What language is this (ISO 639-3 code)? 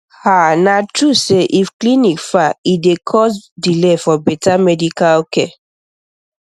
pcm